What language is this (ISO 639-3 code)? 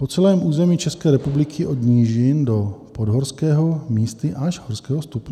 ces